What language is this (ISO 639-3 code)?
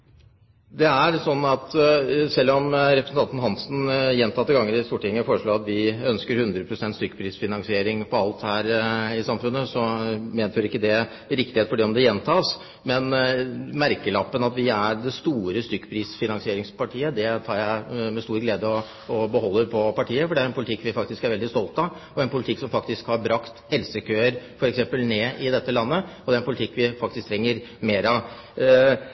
nob